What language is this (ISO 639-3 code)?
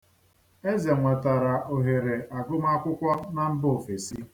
ibo